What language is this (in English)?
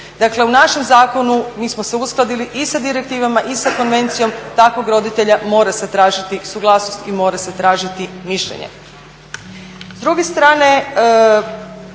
Croatian